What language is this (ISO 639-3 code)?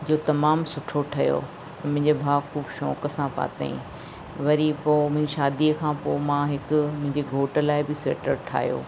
snd